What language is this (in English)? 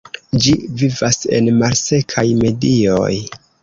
Esperanto